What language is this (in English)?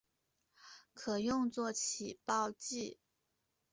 Chinese